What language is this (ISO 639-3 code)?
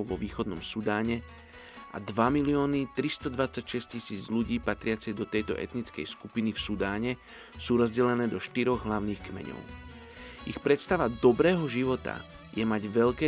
slk